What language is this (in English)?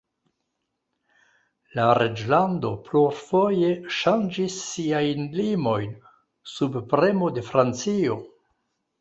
Esperanto